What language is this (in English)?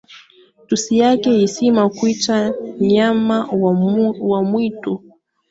Swahili